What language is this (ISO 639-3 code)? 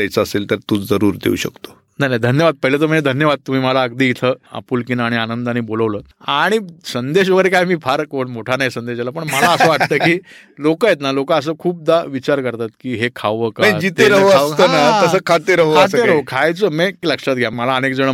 mar